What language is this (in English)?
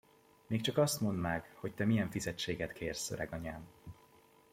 Hungarian